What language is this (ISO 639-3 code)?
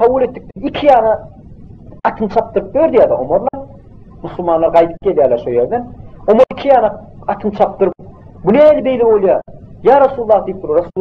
tur